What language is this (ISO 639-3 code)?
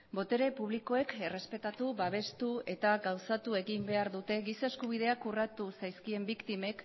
eus